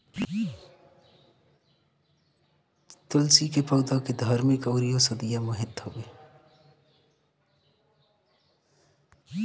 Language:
Bhojpuri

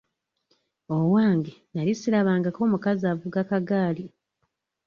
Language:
Ganda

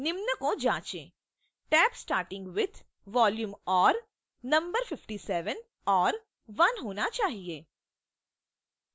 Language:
Hindi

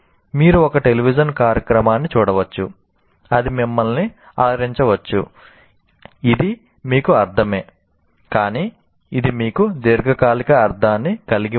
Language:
Telugu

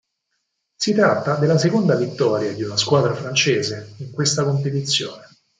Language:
Italian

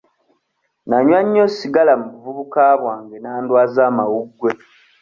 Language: Ganda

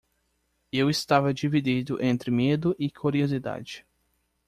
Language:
Portuguese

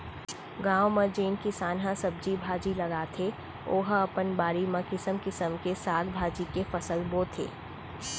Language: Chhattisgarhi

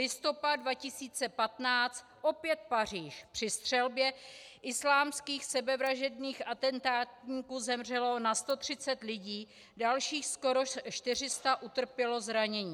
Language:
Czech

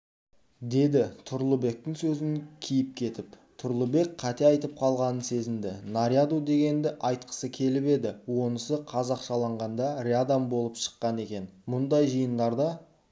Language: Kazakh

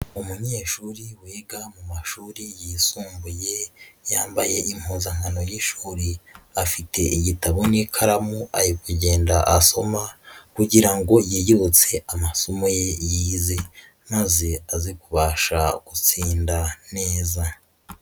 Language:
Kinyarwanda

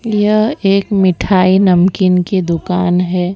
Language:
Hindi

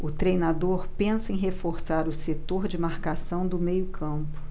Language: Portuguese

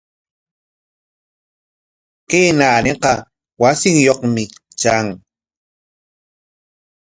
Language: Corongo Ancash Quechua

